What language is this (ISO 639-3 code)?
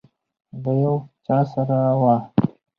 pus